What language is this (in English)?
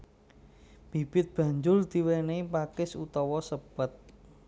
Javanese